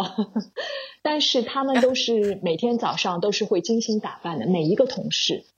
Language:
Chinese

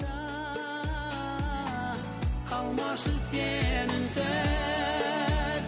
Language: Kazakh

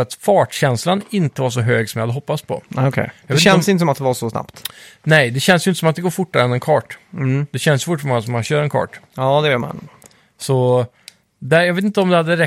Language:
Swedish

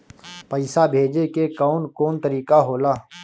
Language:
Bhojpuri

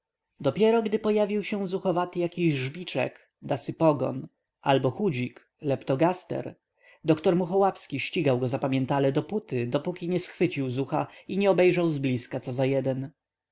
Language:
Polish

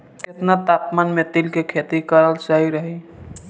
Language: Bhojpuri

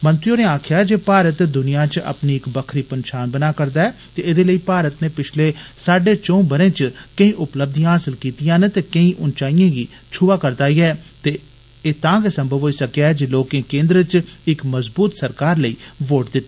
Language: Dogri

